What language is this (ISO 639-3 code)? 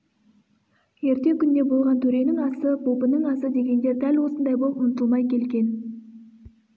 kaz